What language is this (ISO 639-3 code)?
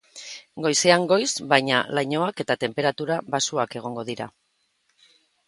eus